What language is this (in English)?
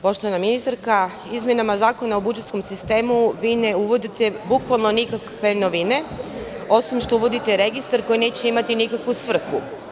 Serbian